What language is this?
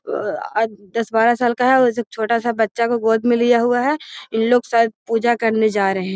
Magahi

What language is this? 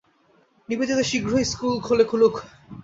Bangla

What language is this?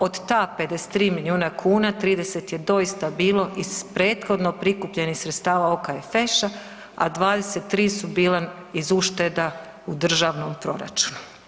Croatian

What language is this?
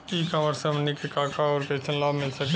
Bhojpuri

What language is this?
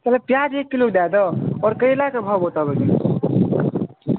Maithili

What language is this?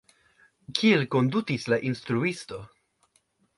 Esperanto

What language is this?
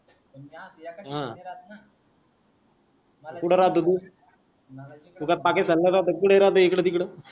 Marathi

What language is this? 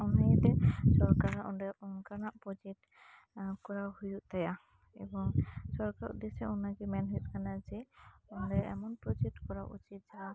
Santali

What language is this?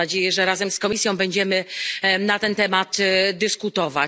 Polish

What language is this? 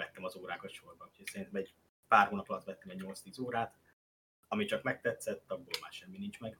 Hungarian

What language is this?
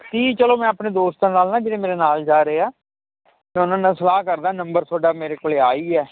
Punjabi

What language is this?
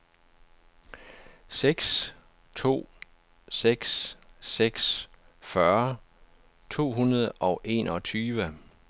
Danish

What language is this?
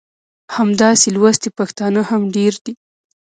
Pashto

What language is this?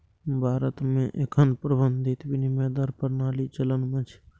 Maithili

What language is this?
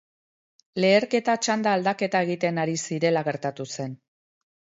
Basque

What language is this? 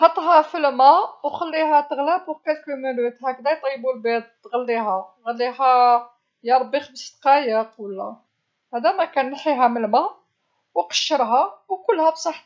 Algerian Arabic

